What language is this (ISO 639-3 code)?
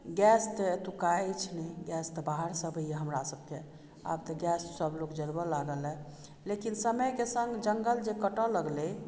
mai